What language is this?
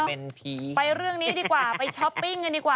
Thai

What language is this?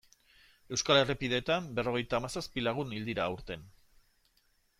Basque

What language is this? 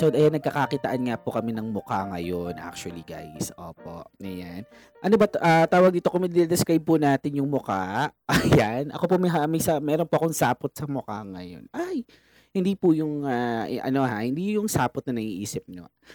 Filipino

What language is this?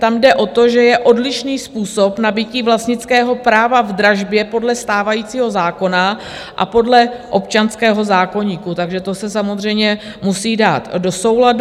Czech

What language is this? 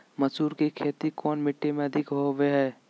Magahi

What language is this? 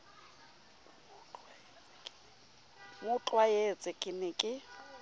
Southern Sotho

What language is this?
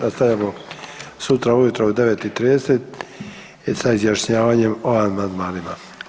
Croatian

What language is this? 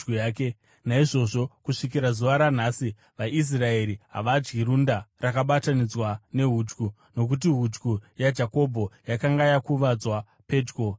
Shona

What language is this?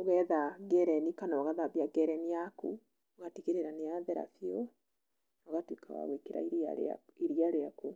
Kikuyu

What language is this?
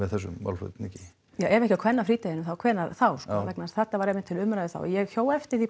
Icelandic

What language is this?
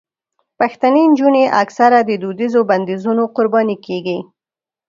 Pashto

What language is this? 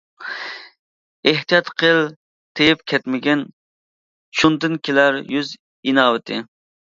Uyghur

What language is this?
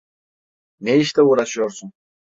Turkish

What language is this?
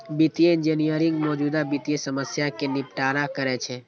Maithili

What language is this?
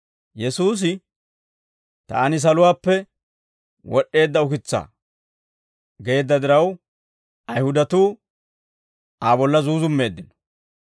Dawro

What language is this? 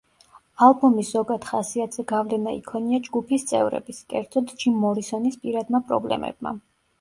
Georgian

